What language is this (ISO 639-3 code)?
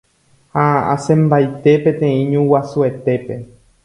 grn